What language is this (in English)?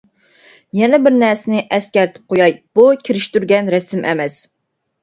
Uyghur